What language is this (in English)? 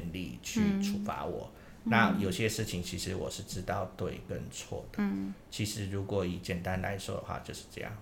Chinese